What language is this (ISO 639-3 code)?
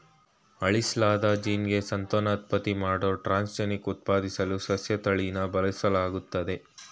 kan